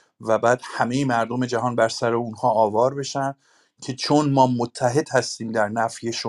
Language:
Persian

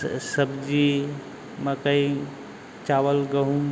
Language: Hindi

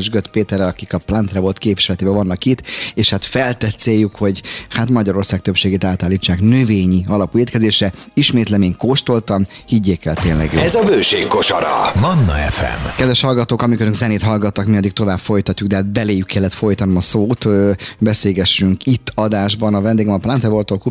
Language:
Hungarian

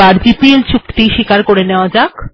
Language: Bangla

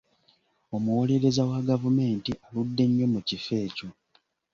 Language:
Ganda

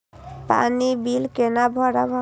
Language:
Maithili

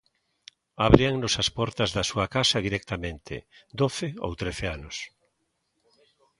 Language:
Galician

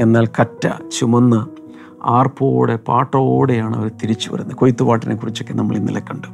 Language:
Malayalam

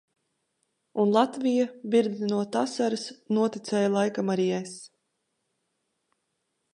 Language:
Latvian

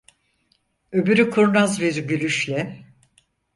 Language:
Turkish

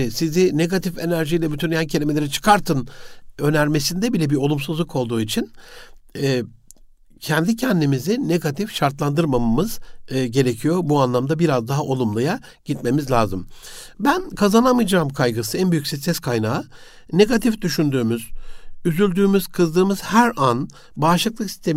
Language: Turkish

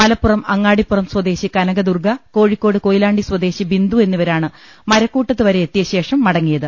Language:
Malayalam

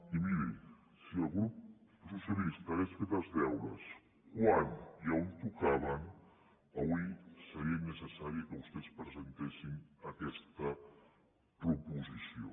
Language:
Catalan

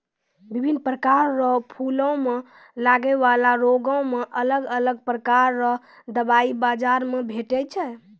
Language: Maithili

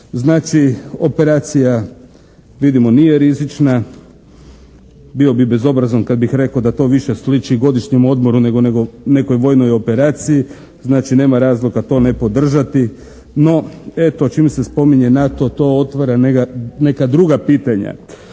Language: Croatian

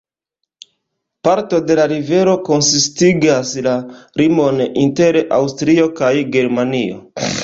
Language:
Esperanto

